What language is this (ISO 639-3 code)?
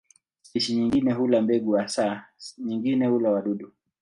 swa